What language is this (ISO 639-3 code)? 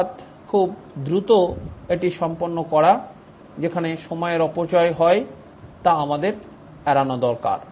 ben